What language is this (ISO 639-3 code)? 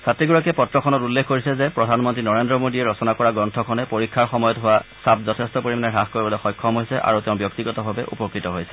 asm